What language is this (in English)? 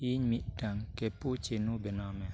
Santali